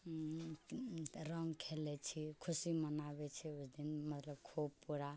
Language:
Maithili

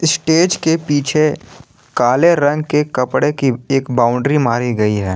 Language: Hindi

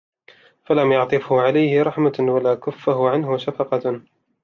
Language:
Arabic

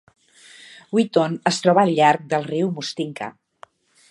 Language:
Catalan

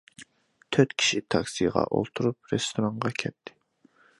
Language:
Uyghur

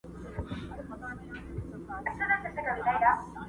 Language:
Pashto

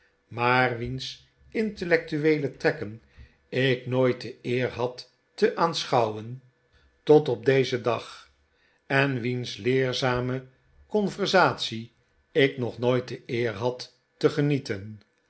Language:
Dutch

